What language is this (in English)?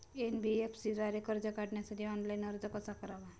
Marathi